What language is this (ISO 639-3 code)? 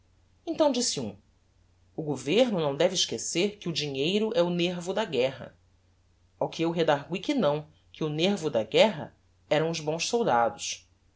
por